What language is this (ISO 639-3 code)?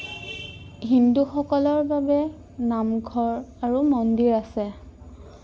asm